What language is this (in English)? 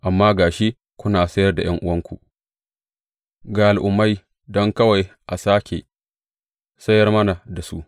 Hausa